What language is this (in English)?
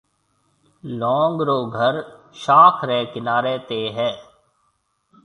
Marwari (Pakistan)